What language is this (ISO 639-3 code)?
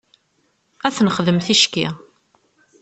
kab